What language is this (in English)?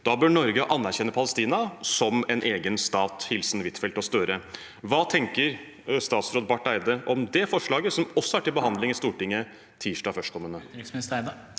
Norwegian